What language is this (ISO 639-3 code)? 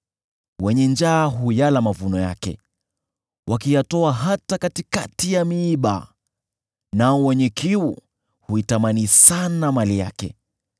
swa